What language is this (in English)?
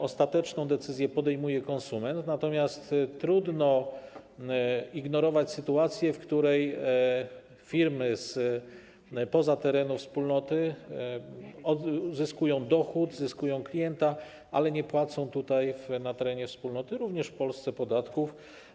Polish